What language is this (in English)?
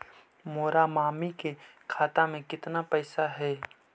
Magahi